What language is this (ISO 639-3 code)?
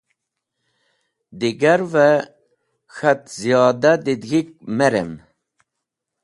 wbl